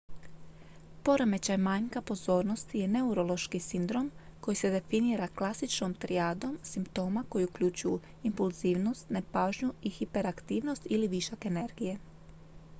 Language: Croatian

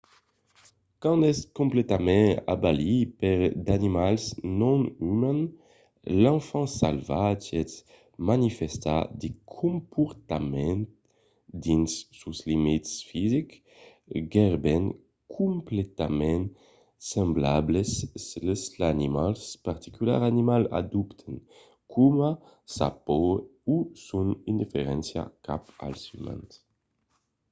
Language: Occitan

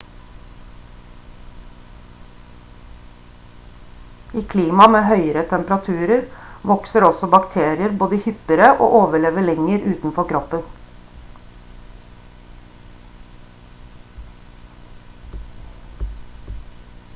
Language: Norwegian Bokmål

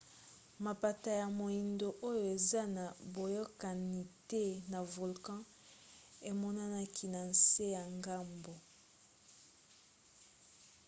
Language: Lingala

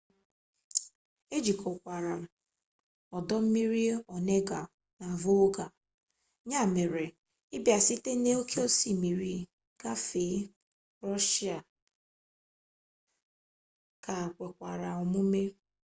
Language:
Igbo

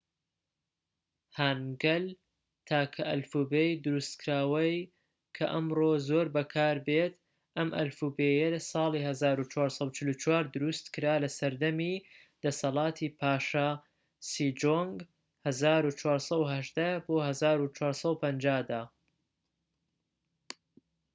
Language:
Central Kurdish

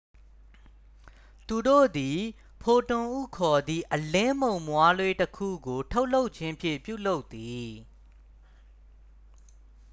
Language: Burmese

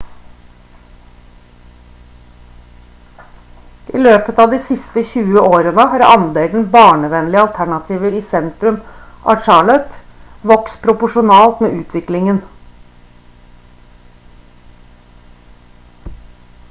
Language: Norwegian Bokmål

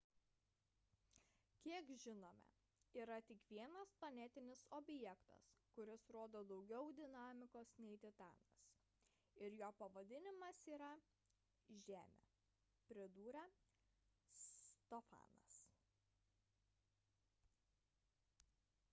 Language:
Lithuanian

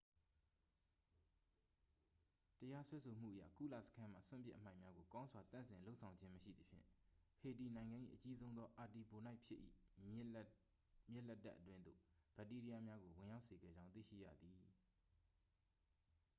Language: Burmese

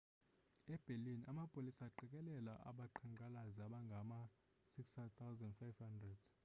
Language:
Xhosa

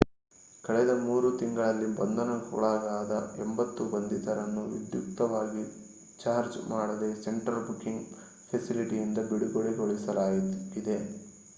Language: Kannada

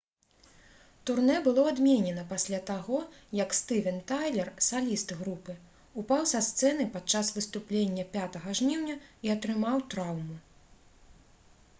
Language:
Belarusian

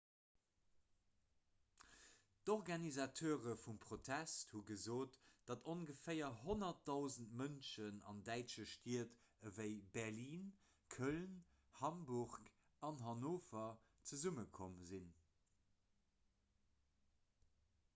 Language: Luxembourgish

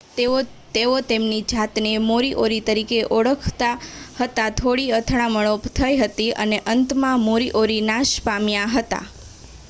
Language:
Gujarati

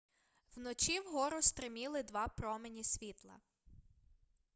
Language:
Ukrainian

